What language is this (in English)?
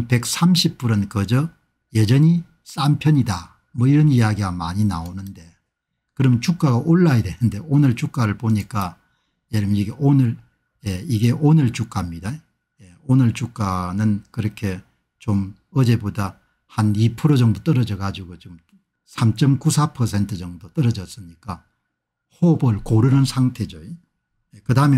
Korean